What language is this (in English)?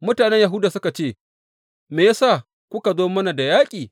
Hausa